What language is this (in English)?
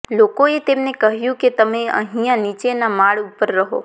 Gujarati